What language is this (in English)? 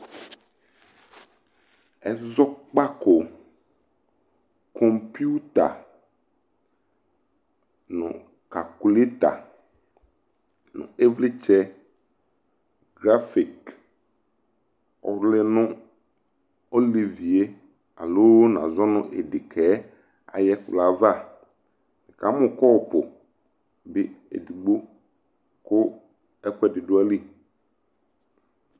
Ikposo